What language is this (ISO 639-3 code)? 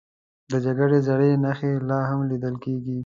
pus